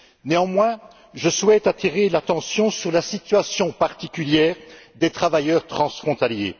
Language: French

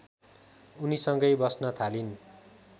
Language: Nepali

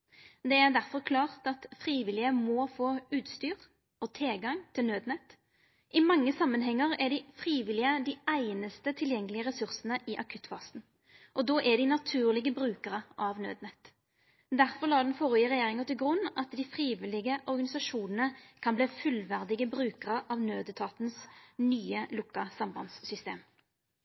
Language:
Norwegian Nynorsk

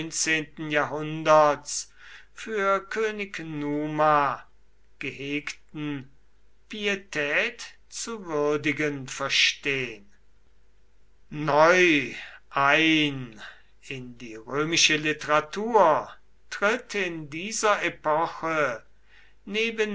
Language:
German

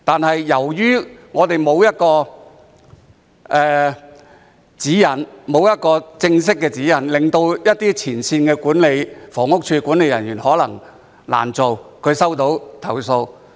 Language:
Cantonese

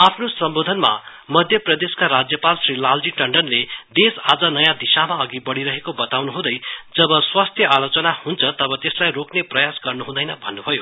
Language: Nepali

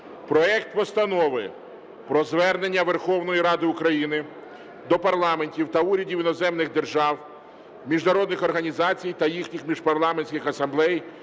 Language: Ukrainian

